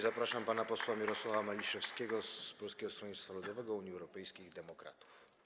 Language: Polish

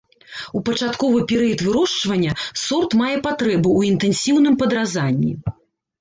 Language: Belarusian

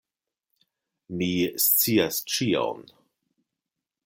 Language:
Esperanto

